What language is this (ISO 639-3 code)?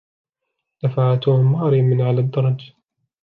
ara